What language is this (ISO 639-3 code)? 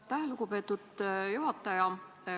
est